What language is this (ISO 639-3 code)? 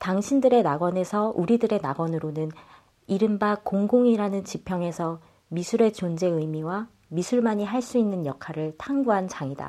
kor